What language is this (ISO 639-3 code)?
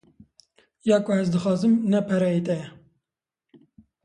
kur